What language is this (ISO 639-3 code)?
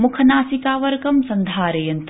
san